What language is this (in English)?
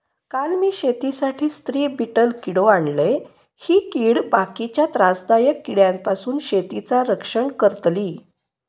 Marathi